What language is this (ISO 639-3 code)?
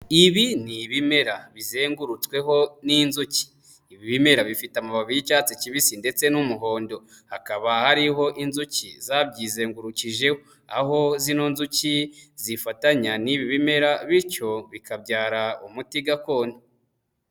kin